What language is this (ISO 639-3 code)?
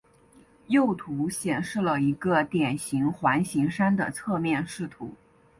zho